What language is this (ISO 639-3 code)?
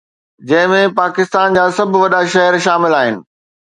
snd